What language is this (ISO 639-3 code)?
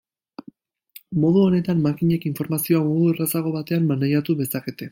eus